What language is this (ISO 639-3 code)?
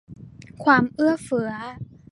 tha